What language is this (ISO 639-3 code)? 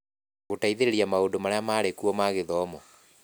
kik